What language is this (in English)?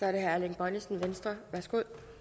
Danish